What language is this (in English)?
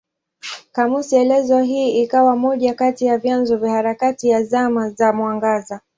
Swahili